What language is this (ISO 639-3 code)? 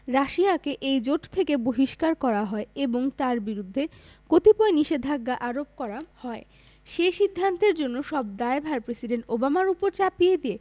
ben